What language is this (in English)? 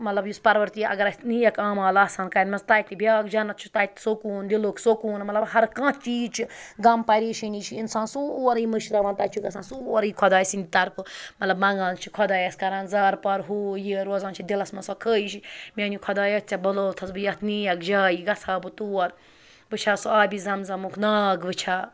Kashmiri